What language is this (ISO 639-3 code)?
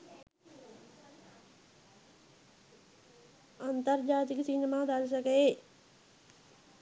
sin